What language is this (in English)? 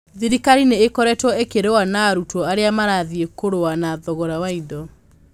Kikuyu